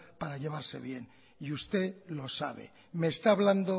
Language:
Spanish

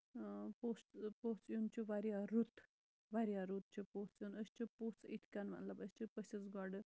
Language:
Kashmiri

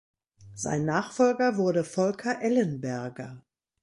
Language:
German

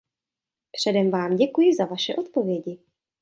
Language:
Czech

